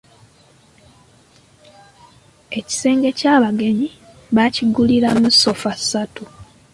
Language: Ganda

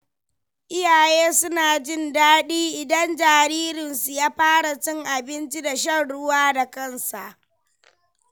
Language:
Hausa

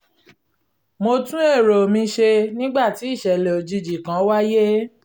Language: Yoruba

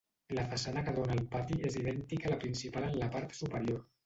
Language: Catalan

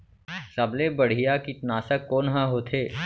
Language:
Chhattisgarhi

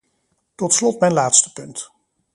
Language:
Dutch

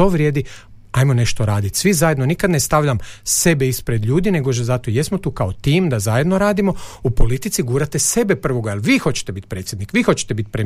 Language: Croatian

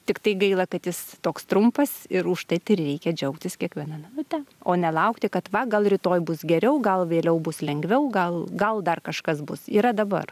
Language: Lithuanian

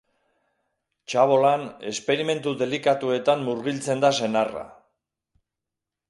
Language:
Basque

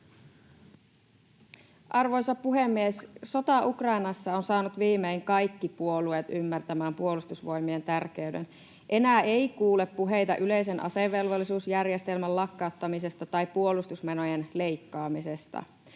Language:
Finnish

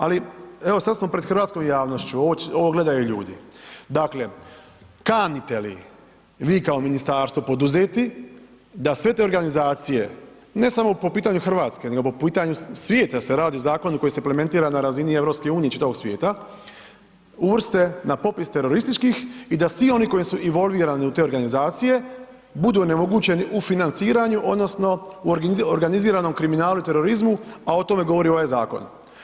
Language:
Croatian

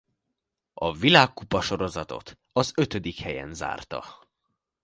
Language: Hungarian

